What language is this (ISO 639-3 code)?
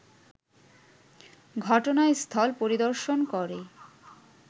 ben